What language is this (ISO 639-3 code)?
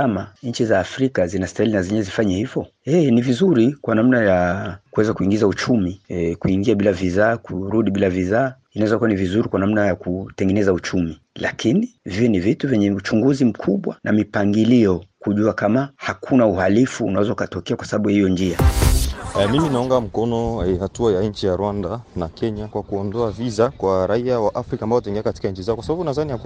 swa